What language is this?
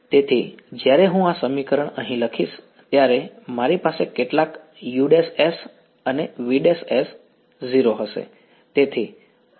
Gujarati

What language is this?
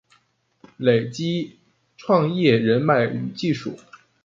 Chinese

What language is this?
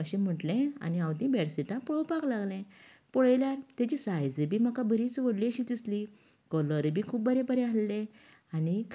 Konkani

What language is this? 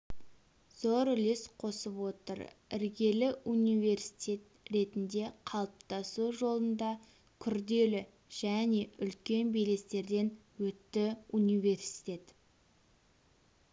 Kazakh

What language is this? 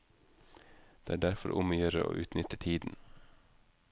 Norwegian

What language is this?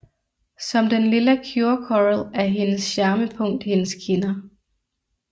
Danish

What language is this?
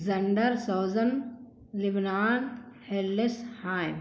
Urdu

